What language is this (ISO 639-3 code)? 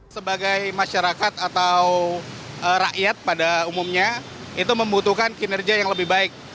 ind